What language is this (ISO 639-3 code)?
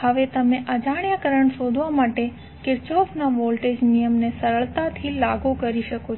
guj